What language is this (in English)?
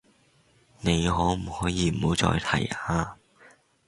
Cantonese